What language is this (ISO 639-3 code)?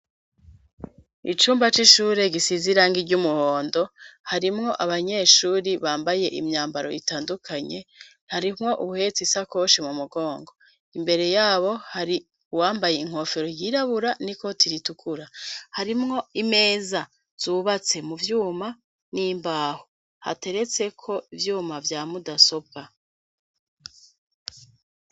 run